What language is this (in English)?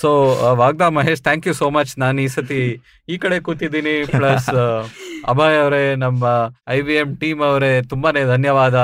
Kannada